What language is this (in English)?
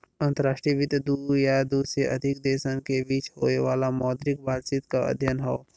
Bhojpuri